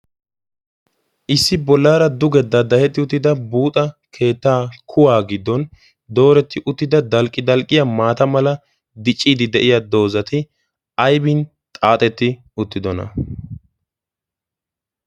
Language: Wolaytta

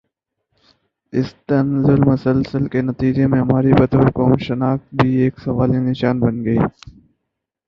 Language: Urdu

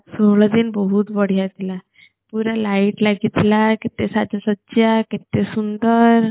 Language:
Odia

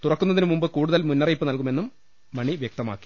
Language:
Malayalam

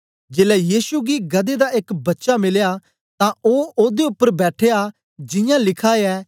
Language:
Dogri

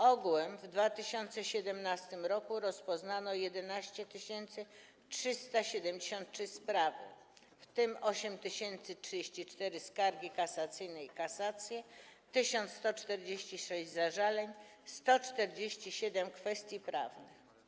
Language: Polish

